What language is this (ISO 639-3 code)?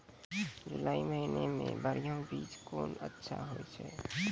mai